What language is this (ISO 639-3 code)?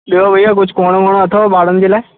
snd